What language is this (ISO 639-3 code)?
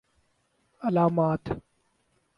urd